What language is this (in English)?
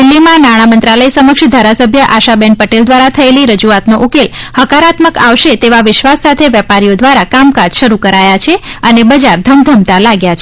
Gujarati